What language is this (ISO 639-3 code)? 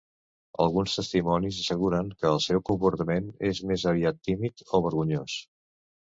cat